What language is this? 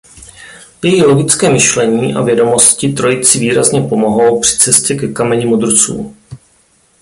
Czech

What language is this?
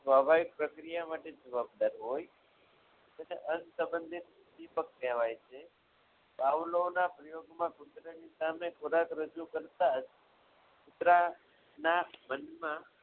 Gujarati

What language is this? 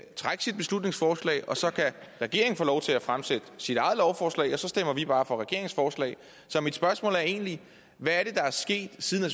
Danish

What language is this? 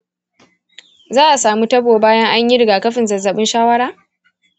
Hausa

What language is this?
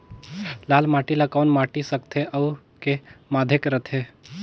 Chhattisgarhi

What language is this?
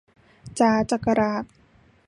Thai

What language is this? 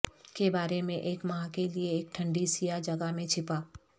Urdu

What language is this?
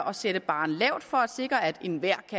Danish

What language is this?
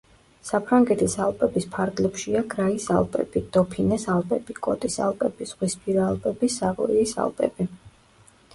Georgian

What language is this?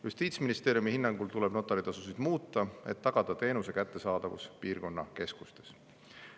Estonian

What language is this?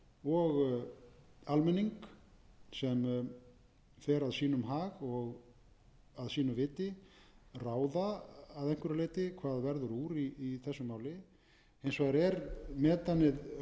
Icelandic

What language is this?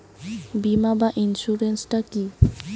Bangla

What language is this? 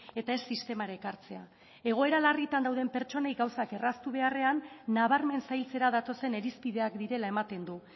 Basque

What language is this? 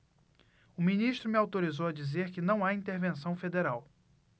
Portuguese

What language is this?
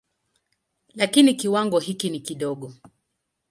Swahili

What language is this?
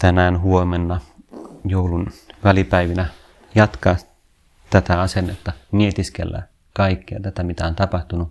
Finnish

